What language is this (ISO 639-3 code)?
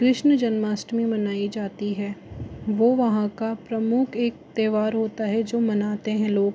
hin